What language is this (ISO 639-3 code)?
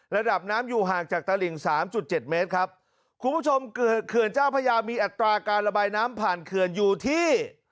tha